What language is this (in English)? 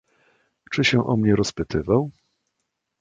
Polish